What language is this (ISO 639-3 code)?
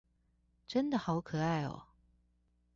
zho